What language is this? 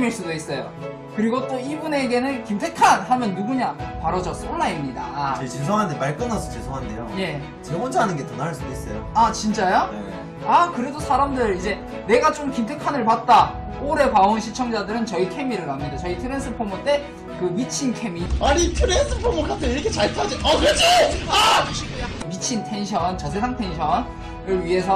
Korean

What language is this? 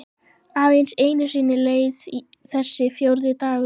Icelandic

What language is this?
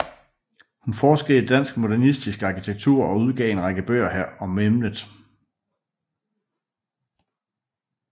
Danish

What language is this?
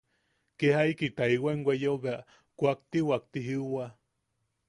Yaqui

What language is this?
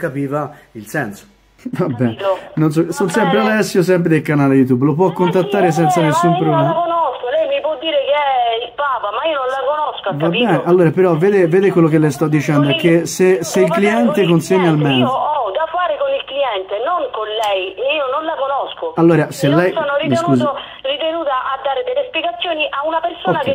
Italian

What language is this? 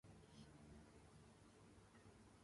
Armenian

